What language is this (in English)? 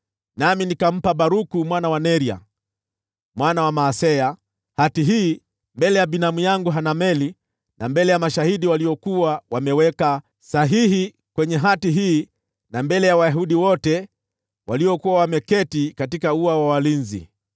Swahili